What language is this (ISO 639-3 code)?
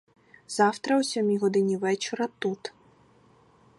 ukr